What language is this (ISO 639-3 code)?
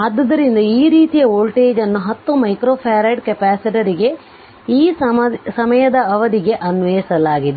kan